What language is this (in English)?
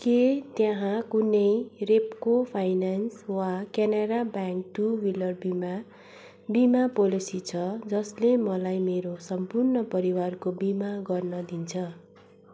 Nepali